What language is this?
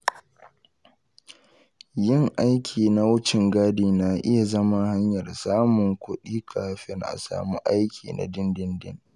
Hausa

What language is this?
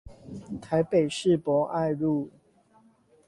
Chinese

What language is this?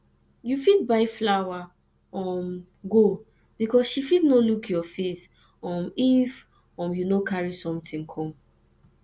Nigerian Pidgin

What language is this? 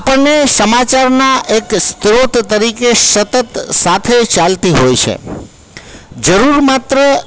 Gujarati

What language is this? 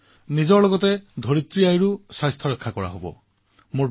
Assamese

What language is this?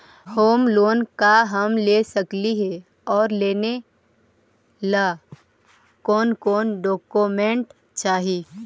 Magahi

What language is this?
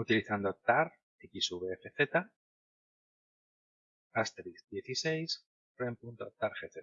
Spanish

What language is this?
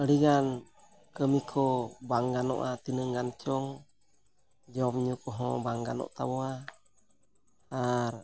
Santali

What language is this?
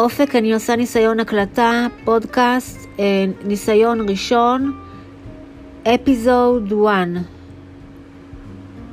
Hebrew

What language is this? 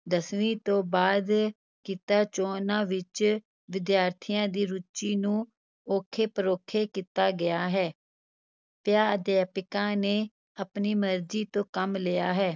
Punjabi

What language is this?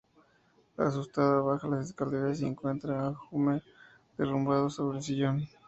Spanish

